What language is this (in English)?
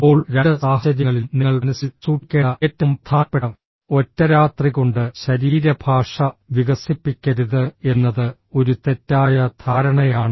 Malayalam